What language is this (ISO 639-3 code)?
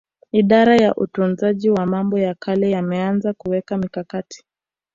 swa